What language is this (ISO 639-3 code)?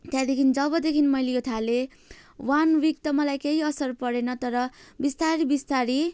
nep